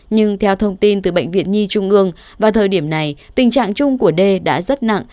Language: Vietnamese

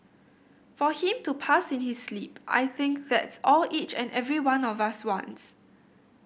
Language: English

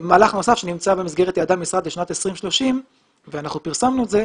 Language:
Hebrew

